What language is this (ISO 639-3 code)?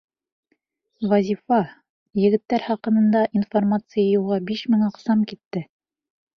bak